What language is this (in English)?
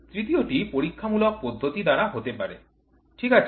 Bangla